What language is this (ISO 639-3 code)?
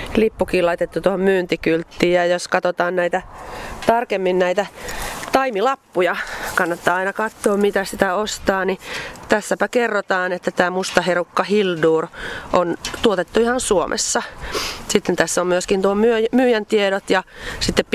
fin